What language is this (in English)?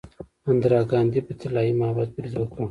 Pashto